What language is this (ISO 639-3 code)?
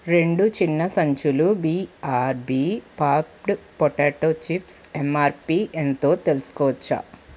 tel